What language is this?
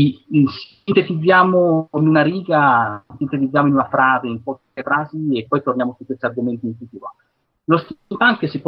Italian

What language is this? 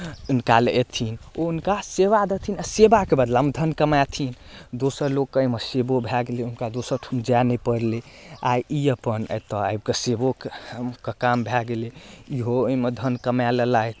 Maithili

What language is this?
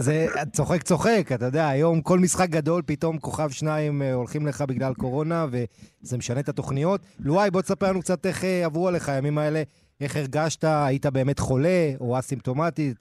Hebrew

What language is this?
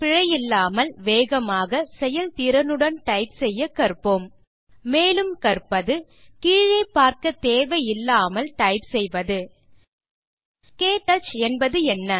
Tamil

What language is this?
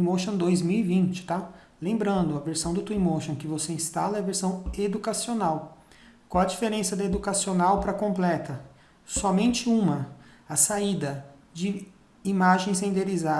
Portuguese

